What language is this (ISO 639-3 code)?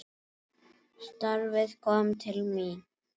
isl